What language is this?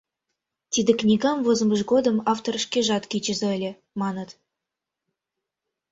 Mari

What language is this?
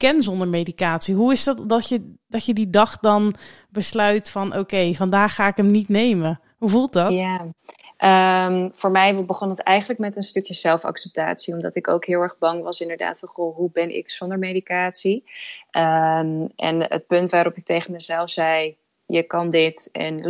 Dutch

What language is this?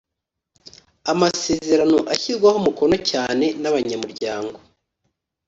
Kinyarwanda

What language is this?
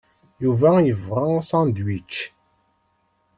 Kabyle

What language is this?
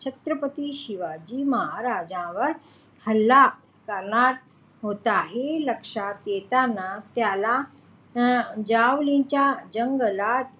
Marathi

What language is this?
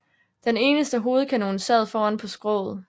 Danish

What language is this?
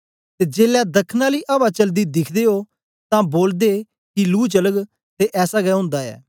Dogri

